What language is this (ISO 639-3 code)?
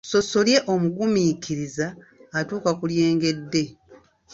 lug